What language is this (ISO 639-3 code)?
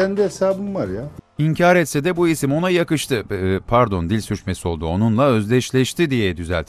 tur